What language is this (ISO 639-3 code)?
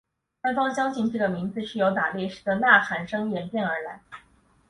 zho